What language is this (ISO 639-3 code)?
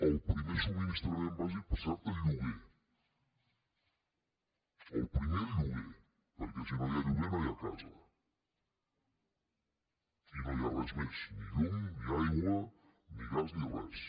cat